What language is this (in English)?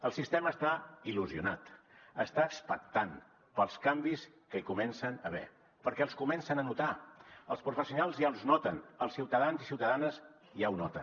Catalan